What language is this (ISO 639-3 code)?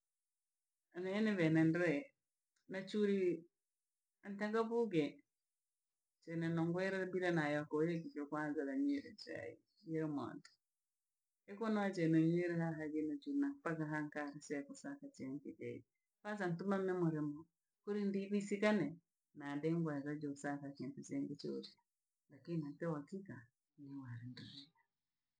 lag